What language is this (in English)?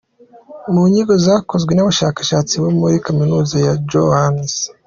Kinyarwanda